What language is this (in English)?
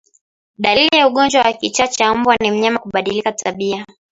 Swahili